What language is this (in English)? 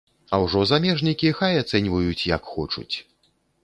Belarusian